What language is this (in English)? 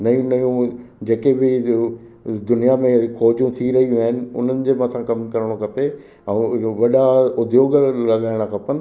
Sindhi